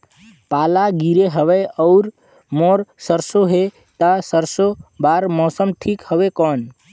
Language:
Chhattisgarhi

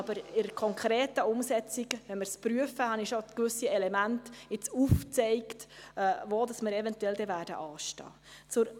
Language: Swiss German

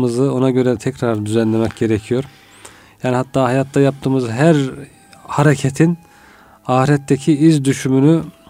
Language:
Turkish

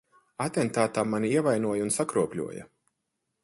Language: Latvian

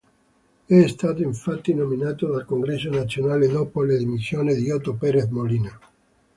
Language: Italian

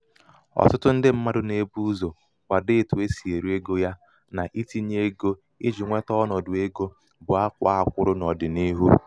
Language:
Igbo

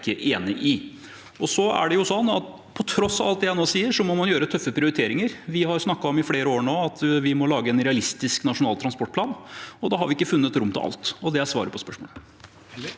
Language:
Norwegian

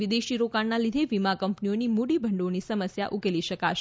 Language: Gujarati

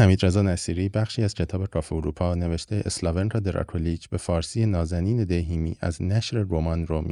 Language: Persian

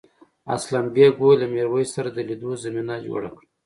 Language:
Pashto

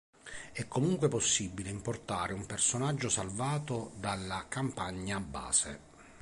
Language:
Italian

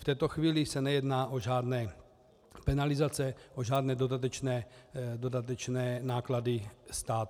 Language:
Czech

